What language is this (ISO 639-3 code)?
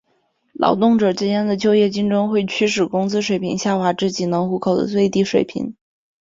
zho